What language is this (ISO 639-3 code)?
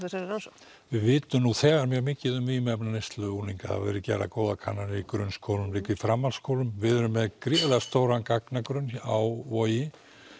isl